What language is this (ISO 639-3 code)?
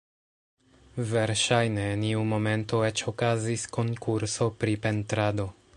epo